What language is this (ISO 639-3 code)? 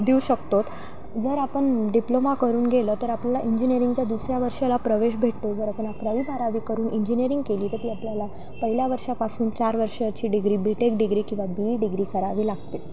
mar